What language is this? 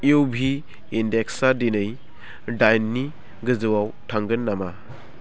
Bodo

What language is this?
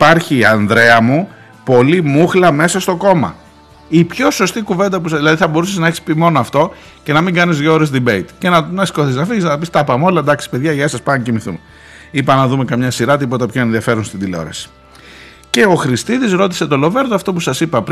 Greek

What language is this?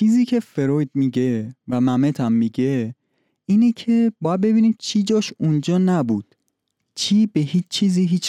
Persian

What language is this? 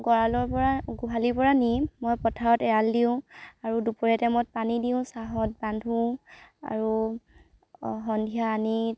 Assamese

